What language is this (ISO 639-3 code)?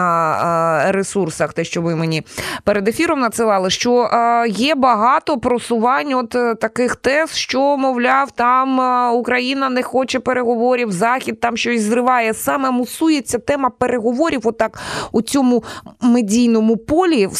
ukr